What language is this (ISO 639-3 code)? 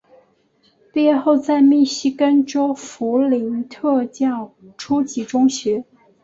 zho